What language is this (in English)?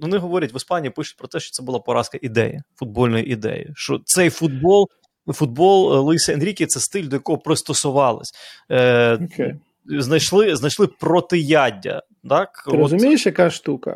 Ukrainian